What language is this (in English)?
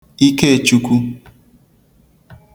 Igbo